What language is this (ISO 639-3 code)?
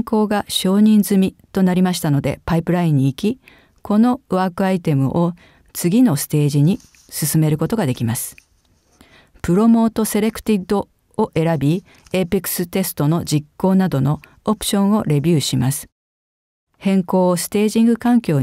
jpn